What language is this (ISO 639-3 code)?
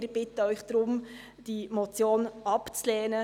gsw